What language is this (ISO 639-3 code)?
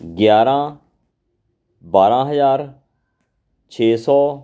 pan